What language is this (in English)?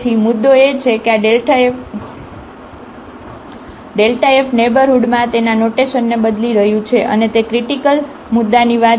Gujarati